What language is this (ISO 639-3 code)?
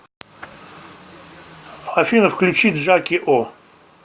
rus